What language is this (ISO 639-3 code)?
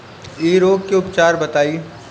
bho